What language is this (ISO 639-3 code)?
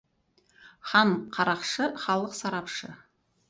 kaz